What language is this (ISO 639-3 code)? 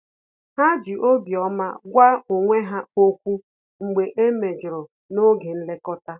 ibo